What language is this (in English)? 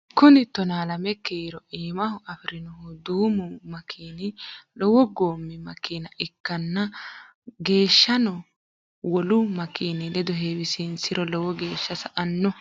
Sidamo